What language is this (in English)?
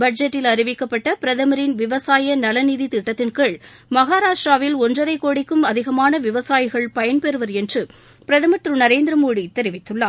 Tamil